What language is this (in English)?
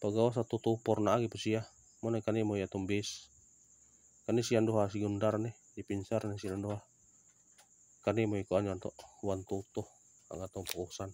Filipino